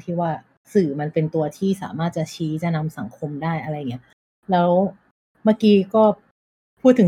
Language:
Thai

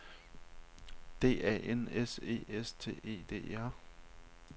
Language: Danish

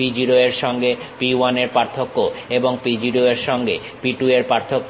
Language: Bangla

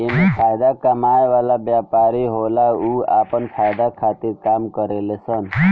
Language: Bhojpuri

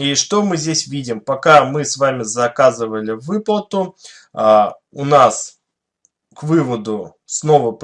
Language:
Russian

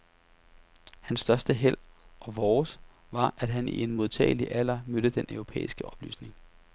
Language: Danish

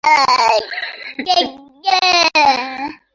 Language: Swahili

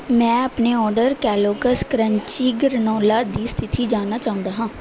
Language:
Punjabi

